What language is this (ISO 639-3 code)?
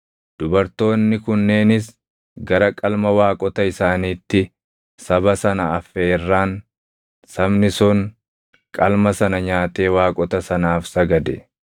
orm